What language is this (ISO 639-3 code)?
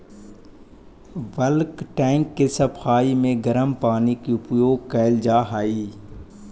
mag